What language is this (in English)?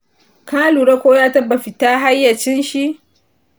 Hausa